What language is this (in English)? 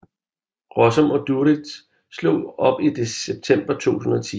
Danish